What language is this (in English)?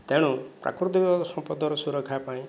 Odia